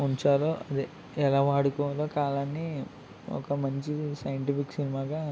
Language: Telugu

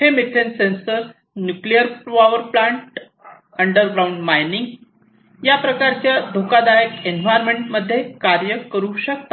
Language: Marathi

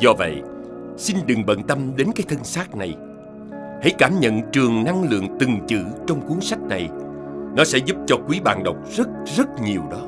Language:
Vietnamese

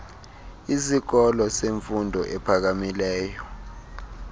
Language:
Xhosa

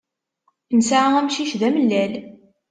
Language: Kabyle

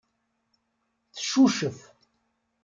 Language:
Kabyle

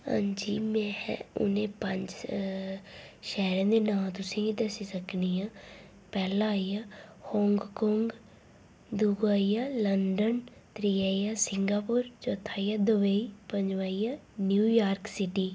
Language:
Dogri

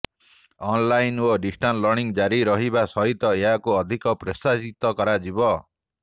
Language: Odia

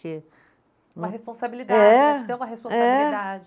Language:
Portuguese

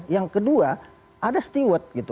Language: Indonesian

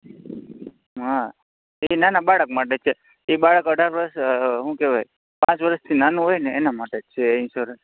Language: Gujarati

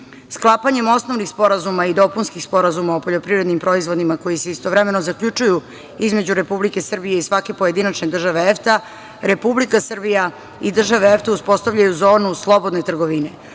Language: Serbian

